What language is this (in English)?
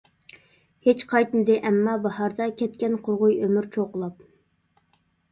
Uyghur